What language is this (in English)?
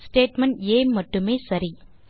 Tamil